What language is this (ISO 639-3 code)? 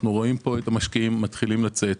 heb